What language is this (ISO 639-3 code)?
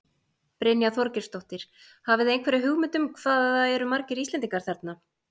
isl